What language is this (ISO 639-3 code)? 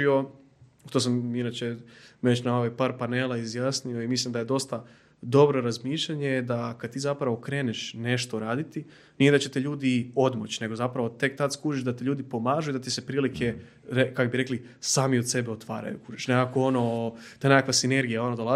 hrv